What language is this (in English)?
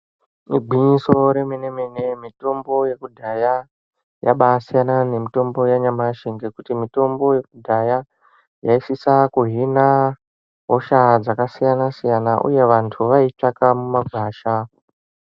Ndau